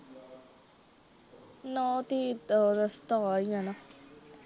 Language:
Punjabi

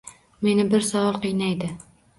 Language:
Uzbek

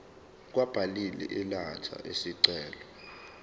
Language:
Zulu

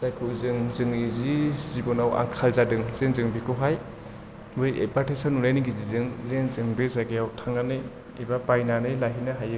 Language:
Bodo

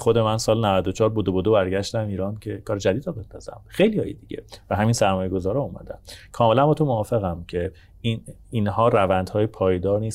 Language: Persian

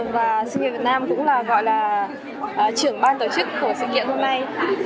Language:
Vietnamese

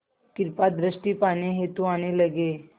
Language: Hindi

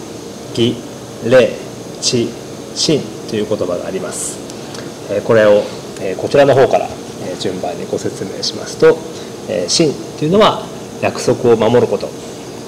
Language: Japanese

